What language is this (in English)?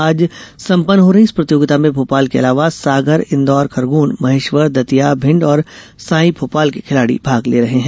Hindi